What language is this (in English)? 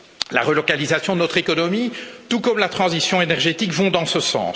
French